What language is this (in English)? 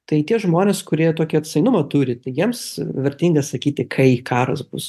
Lithuanian